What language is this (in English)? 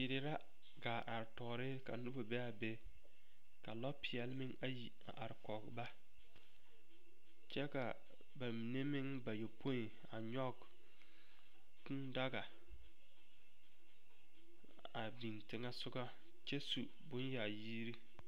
Southern Dagaare